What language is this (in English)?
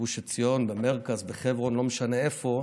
Hebrew